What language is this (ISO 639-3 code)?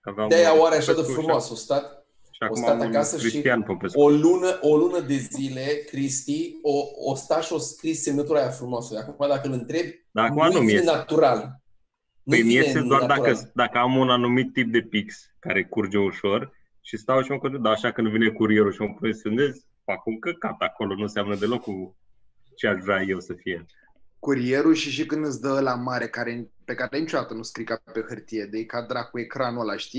ron